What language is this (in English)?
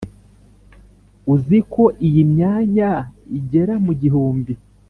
Kinyarwanda